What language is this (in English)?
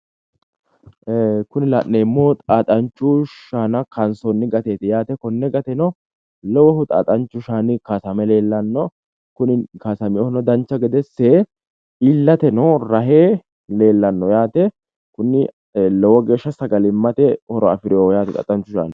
Sidamo